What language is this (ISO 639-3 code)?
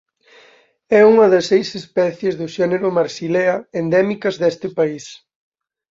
glg